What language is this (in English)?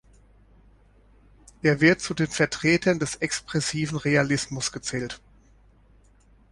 German